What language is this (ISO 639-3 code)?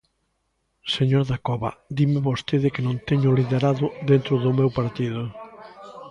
glg